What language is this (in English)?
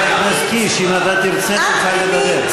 Hebrew